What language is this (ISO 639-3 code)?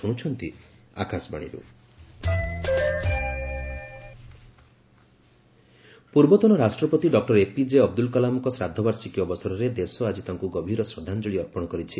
ori